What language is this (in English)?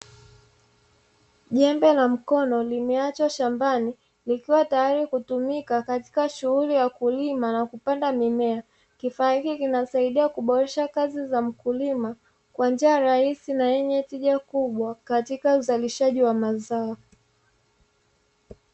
Swahili